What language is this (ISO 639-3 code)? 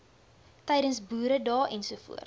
afr